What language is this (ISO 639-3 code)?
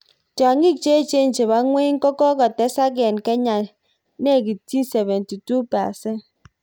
kln